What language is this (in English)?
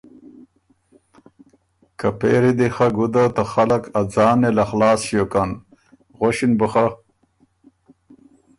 Ormuri